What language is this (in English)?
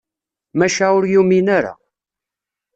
Kabyle